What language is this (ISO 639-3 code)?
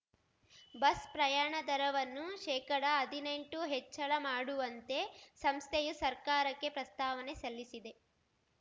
kan